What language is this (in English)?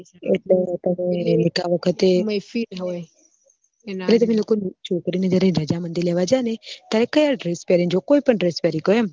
Gujarati